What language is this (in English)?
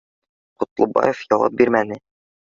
Bashkir